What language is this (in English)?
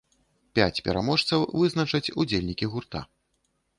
Belarusian